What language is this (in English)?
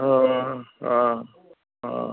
Sindhi